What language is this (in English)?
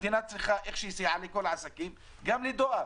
Hebrew